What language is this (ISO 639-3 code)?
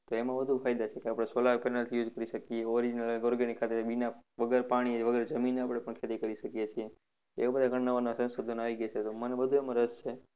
guj